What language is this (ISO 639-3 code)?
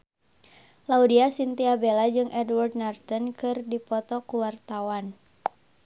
sun